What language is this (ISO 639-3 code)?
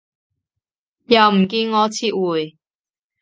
yue